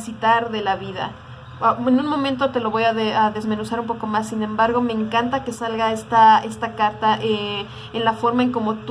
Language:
Spanish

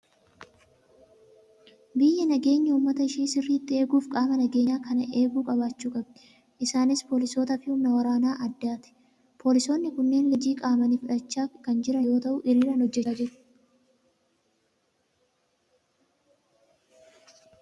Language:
Oromo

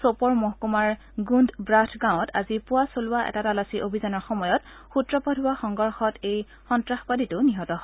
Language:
Assamese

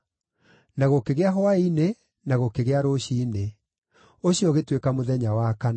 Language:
Kikuyu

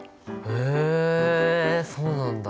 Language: Japanese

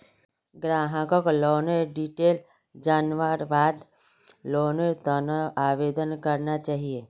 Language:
Magahi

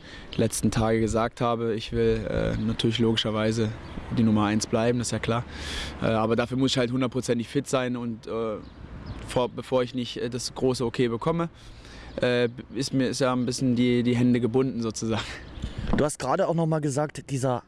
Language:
German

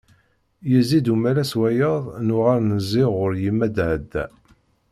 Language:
Kabyle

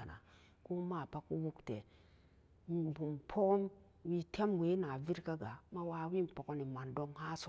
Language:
Samba Daka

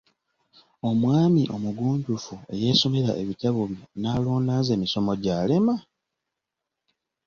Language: Ganda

